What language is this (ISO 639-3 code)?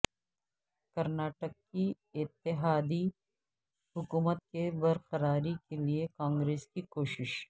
urd